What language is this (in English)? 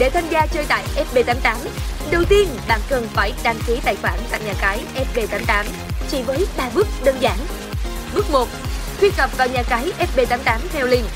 Vietnamese